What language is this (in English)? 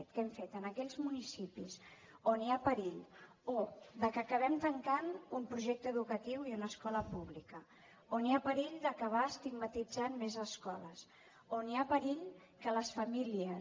Catalan